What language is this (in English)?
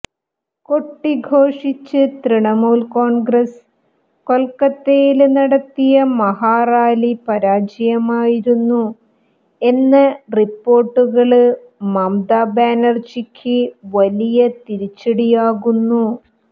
Malayalam